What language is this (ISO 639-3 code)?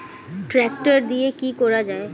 ben